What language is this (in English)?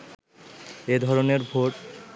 Bangla